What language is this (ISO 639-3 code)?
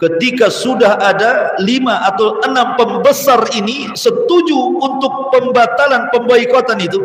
ind